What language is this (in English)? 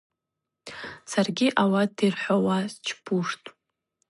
Abaza